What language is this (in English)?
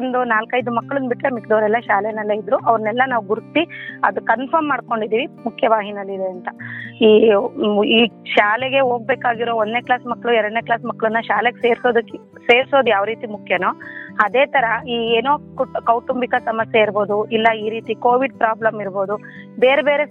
Kannada